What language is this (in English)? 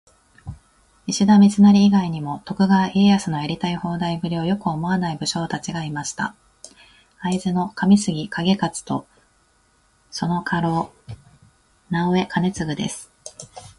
Japanese